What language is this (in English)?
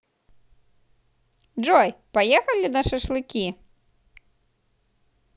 Russian